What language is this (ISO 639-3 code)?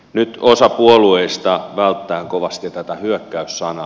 fin